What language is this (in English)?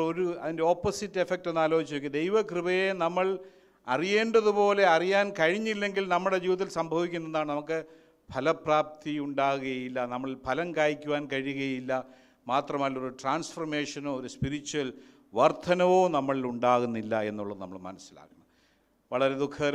Malayalam